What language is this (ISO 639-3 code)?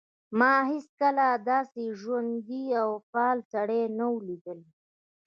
pus